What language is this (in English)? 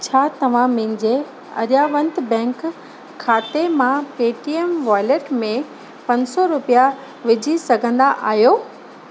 Sindhi